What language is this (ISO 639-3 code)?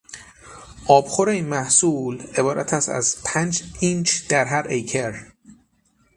fas